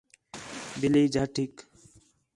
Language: Khetrani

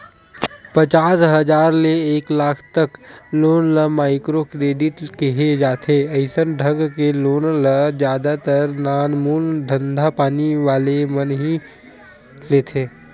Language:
Chhattisgarhi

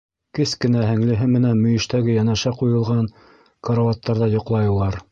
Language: Bashkir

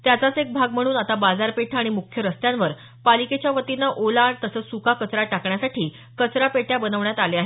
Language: Marathi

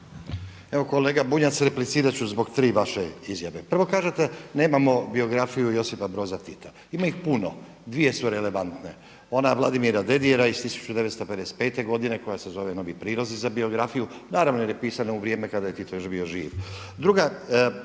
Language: Croatian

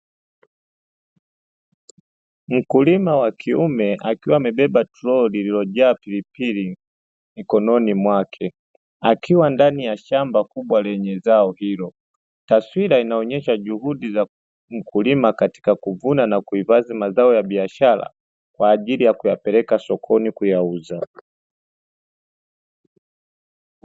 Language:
Swahili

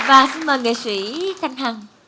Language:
Vietnamese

